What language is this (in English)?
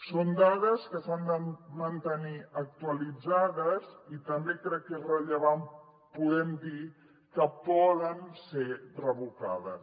Catalan